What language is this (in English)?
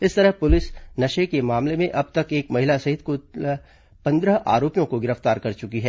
Hindi